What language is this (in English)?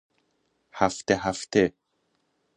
Persian